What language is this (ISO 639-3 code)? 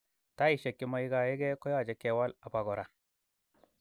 kln